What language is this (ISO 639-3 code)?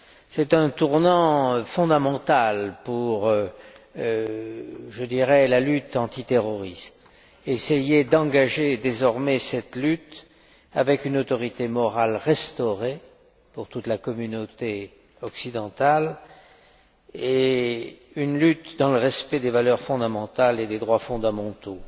fra